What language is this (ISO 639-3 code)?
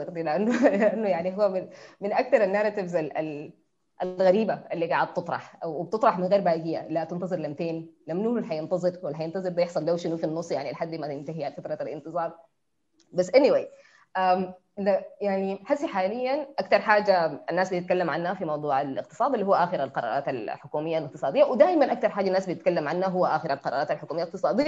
ara